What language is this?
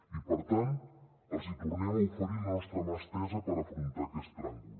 Catalan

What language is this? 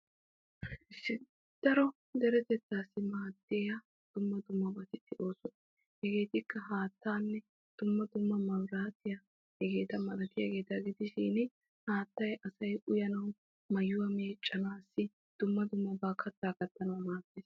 Wolaytta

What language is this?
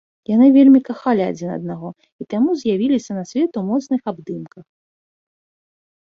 Belarusian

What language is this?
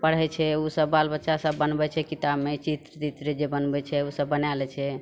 Maithili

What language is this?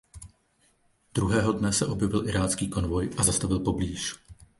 Czech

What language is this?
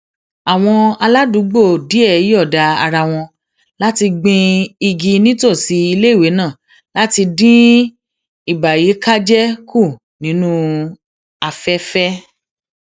Yoruba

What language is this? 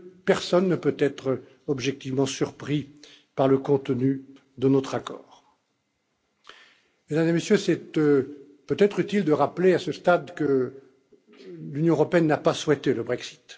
French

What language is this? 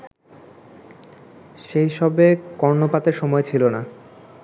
Bangla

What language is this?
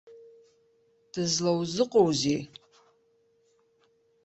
Abkhazian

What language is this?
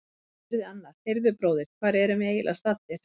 Icelandic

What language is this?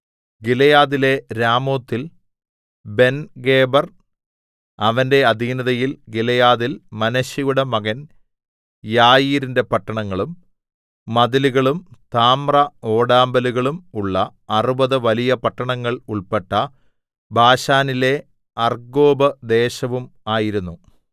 Malayalam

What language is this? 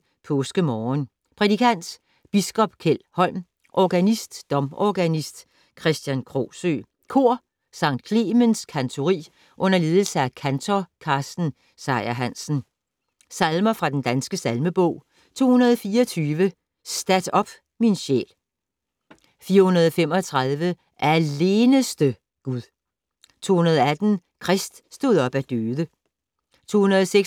Danish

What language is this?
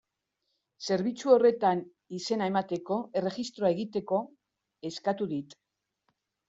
Basque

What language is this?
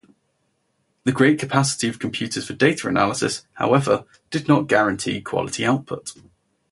English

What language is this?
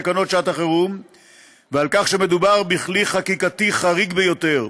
Hebrew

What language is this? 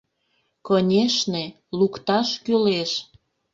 Mari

